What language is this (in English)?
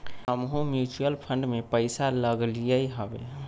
Magahi